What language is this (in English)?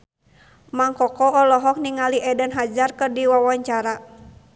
Sundanese